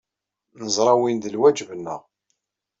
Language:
Kabyle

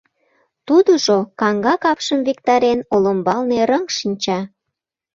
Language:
Mari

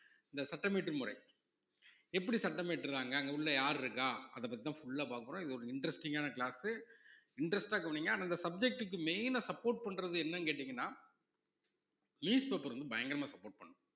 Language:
Tamil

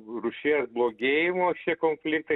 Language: Lithuanian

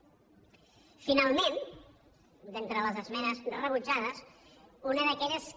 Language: Catalan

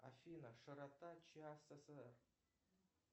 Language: Russian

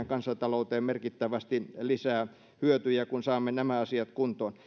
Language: Finnish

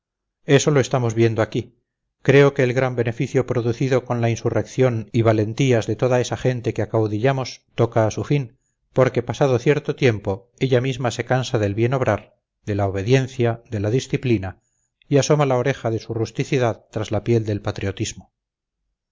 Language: Spanish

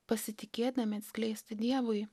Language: Lithuanian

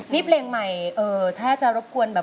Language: Thai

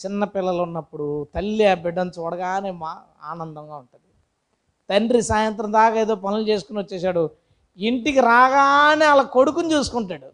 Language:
Telugu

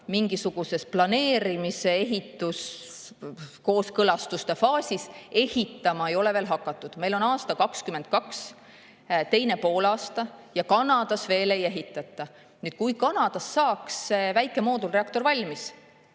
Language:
Estonian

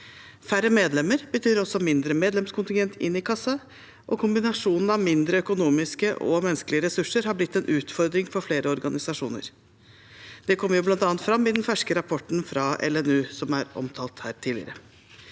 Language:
Norwegian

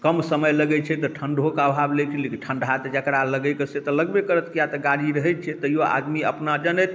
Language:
Maithili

